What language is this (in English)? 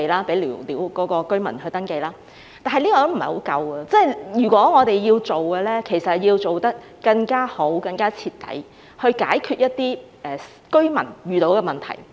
Cantonese